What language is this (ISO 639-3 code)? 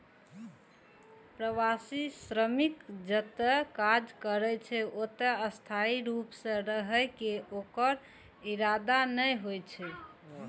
mai